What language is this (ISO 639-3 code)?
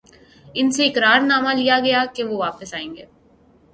urd